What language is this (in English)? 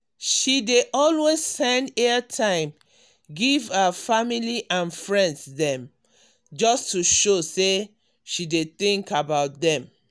Nigerian Pidgin